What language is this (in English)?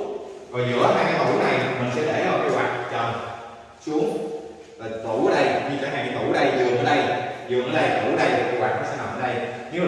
Vietnamese